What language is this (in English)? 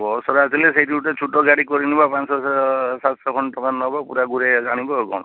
Odia